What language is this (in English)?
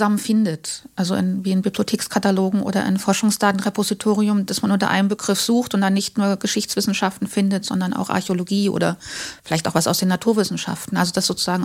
German